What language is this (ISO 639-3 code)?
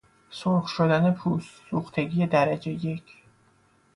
fas